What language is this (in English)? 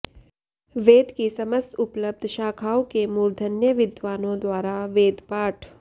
Sanskrit